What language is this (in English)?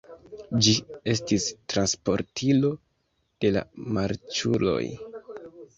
Esperanto